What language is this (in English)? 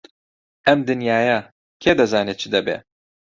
Central Kurdish